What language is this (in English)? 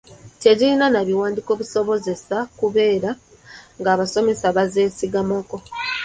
Ganda